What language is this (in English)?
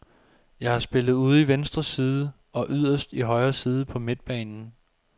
Danish